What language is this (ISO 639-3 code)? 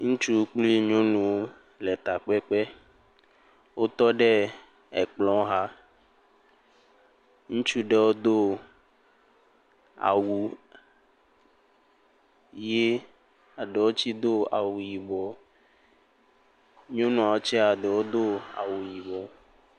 ewe